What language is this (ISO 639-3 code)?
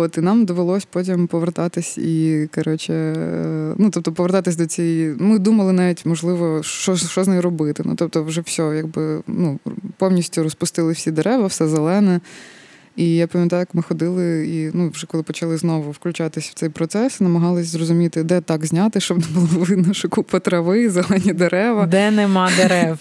ukr